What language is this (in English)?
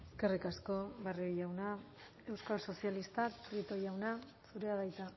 Basque